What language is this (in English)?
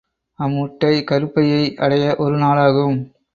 Tamil